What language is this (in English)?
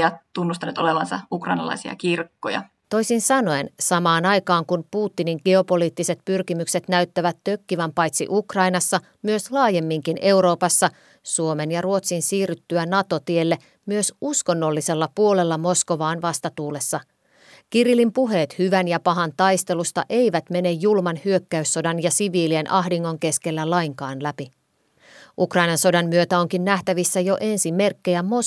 Finnish